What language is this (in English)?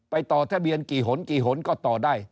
Thai